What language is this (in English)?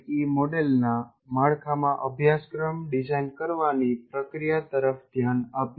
Gujarati